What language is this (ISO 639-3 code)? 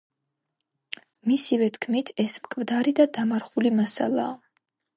kat